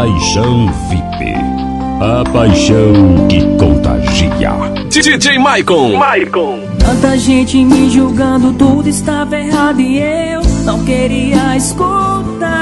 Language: Romanian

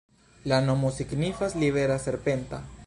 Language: Esperanto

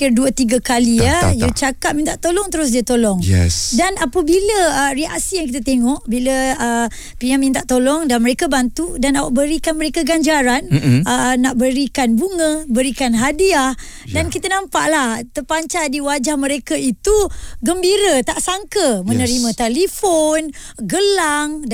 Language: Malay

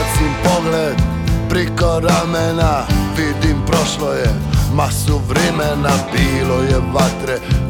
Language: Croatian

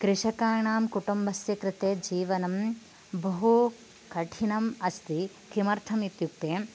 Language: Sanskrit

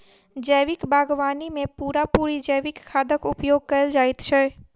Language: Maithili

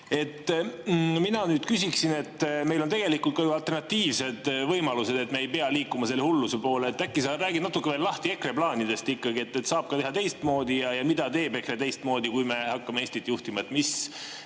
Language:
Estonian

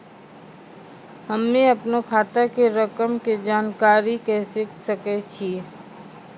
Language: Maithili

